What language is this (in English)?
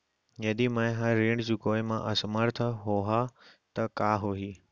Chhattisgarhi